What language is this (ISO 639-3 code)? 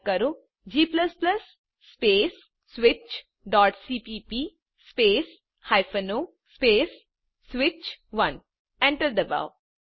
guj